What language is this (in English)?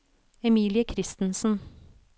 Norwegian